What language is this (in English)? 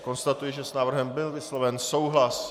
Czech